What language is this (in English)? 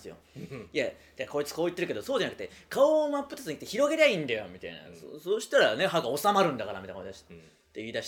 Japanese